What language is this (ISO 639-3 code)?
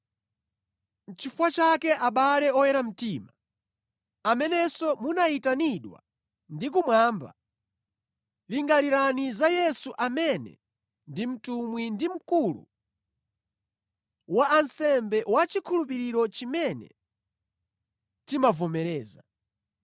nya